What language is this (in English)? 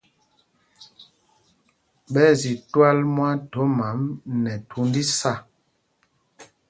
Mpumpong